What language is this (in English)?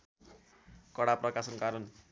Nepali